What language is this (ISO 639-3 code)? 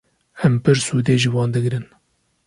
kur